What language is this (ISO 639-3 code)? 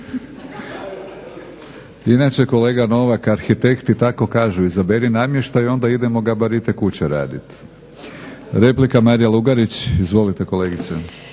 hrv